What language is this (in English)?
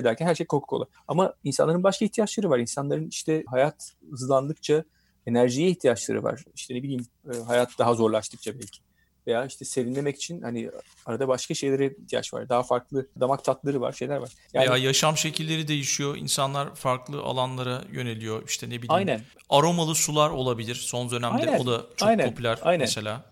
Turkish